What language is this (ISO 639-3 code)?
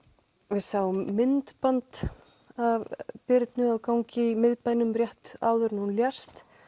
isl